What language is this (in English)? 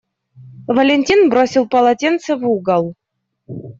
Russian